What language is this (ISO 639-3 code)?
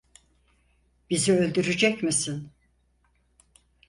tur